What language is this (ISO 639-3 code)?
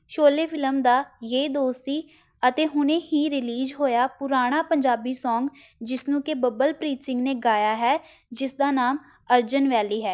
pan